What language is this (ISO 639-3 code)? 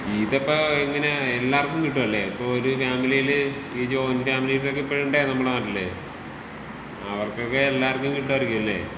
mal